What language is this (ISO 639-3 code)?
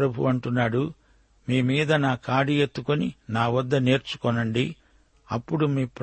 tel